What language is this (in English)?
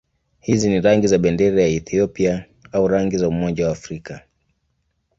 Swahili